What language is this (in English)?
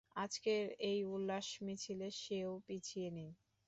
Bangla